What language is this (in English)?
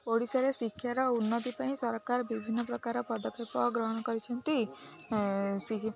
Odia